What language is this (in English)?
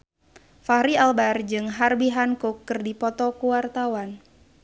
Sundanese